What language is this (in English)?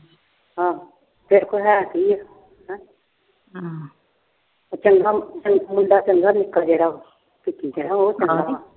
Punjabi